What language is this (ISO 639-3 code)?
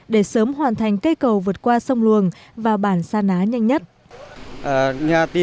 vie